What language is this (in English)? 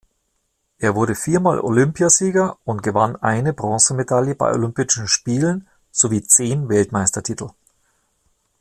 German